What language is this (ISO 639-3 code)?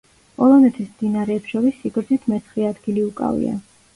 kat